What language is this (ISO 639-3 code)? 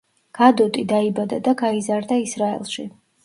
kat